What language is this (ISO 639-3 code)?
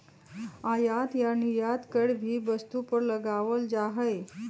mag